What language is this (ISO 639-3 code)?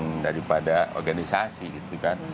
ind